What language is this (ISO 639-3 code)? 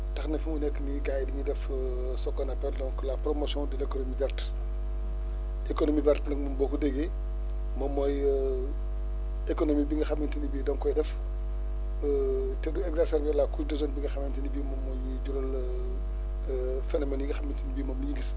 wol